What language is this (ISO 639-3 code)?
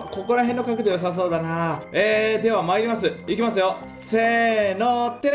jpn